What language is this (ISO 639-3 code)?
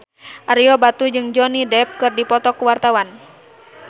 sun